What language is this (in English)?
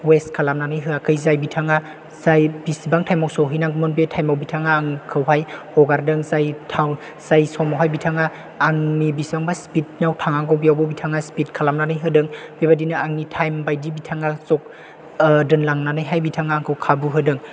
Bodo